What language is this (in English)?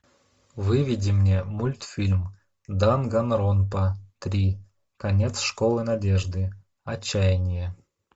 Russian